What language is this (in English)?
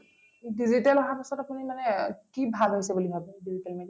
Assamese